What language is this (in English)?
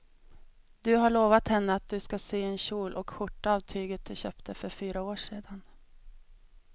Swedish